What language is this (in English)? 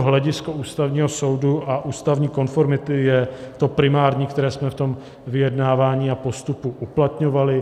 Czech